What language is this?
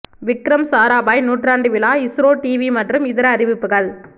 Tamil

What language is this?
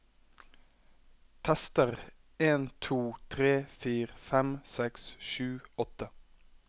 Norwegian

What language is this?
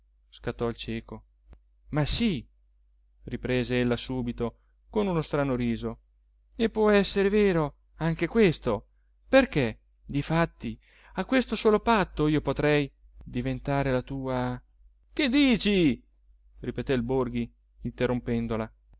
Italian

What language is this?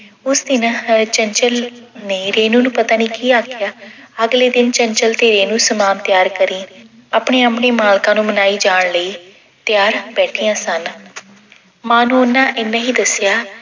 Punjabi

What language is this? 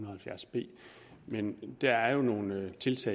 Danish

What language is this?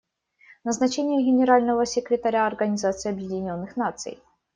Russian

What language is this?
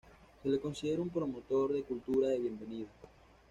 Spanish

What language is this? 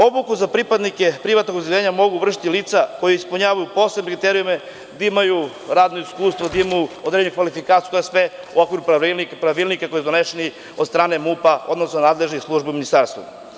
Serbian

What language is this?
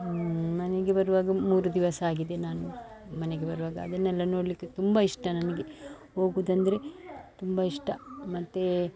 Kannada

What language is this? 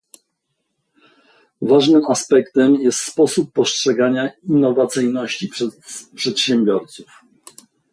Polish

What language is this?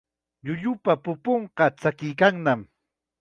Chiquián Ancash Quechua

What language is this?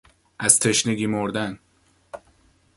Persian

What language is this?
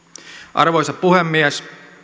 Finnish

